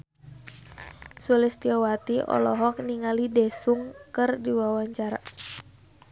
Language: Sundanese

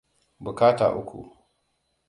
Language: Hausa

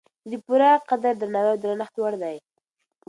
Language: Pashto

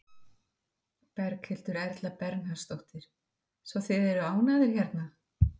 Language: Icelandic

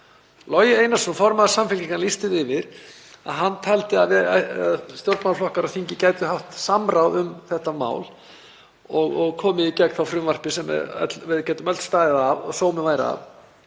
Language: Icelandic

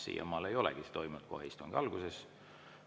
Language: Estonian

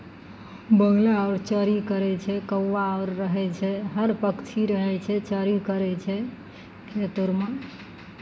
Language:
Maithili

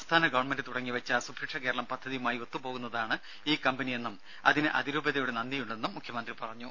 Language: Malayalam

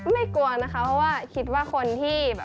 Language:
Thai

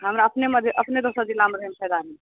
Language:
Maithili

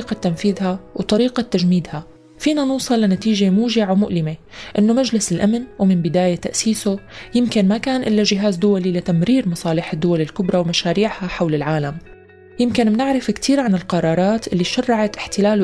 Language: Arabic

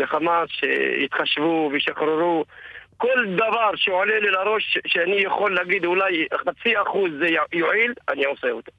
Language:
Hebrew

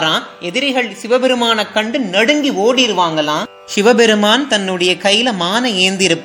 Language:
Tamil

